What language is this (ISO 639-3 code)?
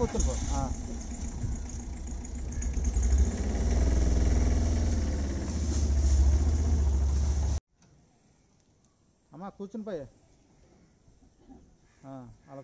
ind